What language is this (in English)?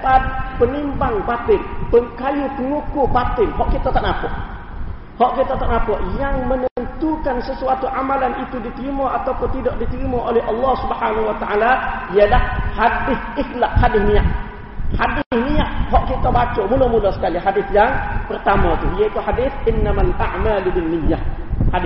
Malay